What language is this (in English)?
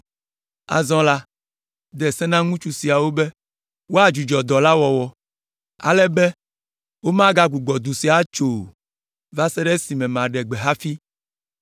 Ewe